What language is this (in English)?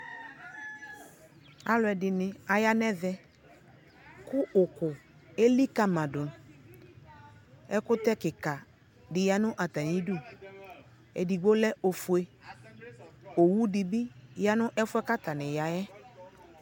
Ikposo